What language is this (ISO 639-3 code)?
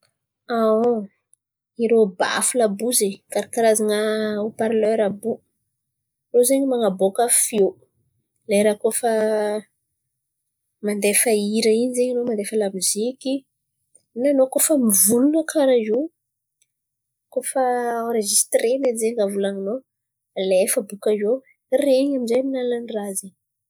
xmv